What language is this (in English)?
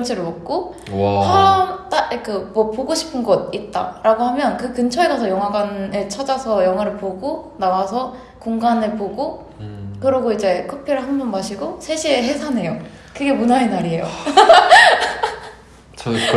Korean